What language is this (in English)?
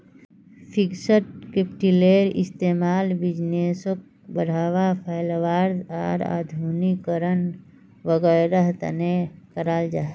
Magahi